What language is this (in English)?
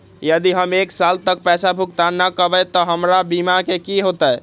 Magahi